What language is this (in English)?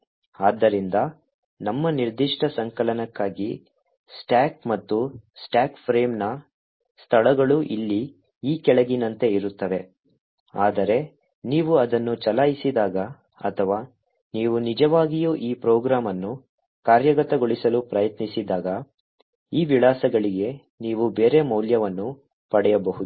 Kannada